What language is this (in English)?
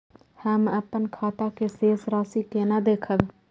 Maithili